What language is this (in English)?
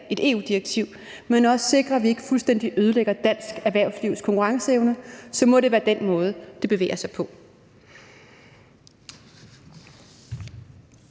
Danish